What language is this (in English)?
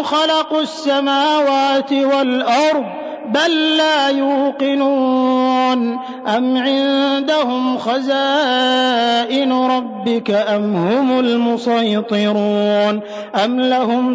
Arabic